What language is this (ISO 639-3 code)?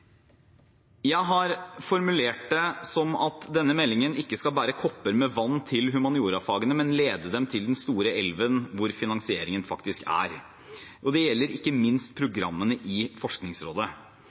nob